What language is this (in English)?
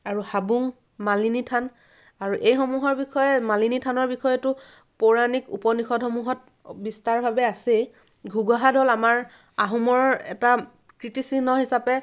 Assamese